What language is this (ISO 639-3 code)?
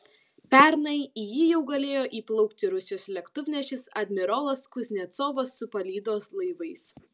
lit